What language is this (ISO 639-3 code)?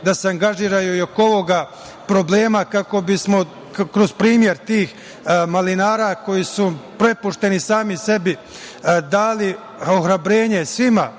srp